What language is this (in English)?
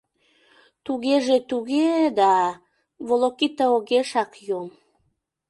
Mari